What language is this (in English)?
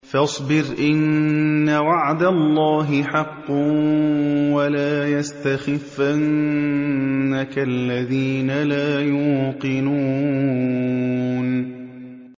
Arabic